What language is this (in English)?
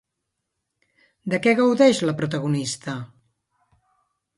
Catalan